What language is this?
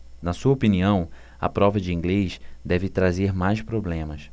Portuguese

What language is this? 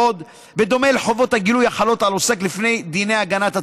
Hebrew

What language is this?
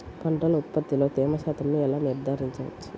Telugu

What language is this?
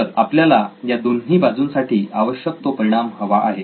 Marathi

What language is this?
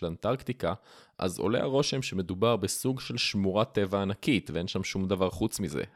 Hebrew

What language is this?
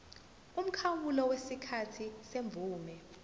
Zulu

